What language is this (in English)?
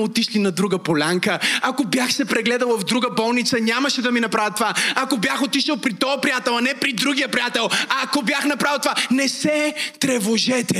Bulgarian